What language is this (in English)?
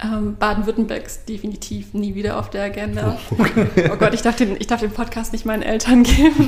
German